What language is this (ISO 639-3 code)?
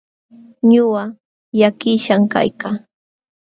qxw